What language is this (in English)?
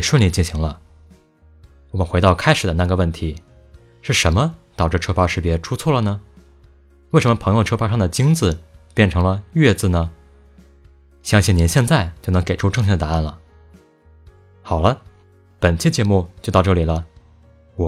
Chinese